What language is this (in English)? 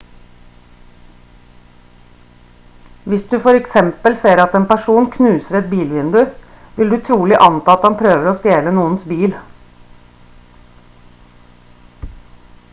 Norwegian Bokmål